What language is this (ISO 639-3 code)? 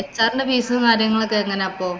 mal